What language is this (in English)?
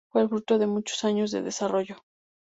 Spanish